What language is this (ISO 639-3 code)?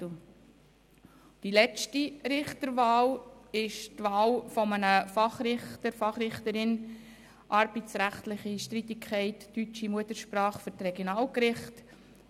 gsw